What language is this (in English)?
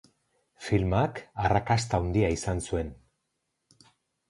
Basque